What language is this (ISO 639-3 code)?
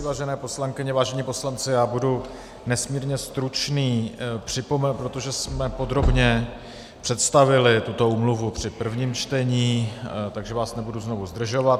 ces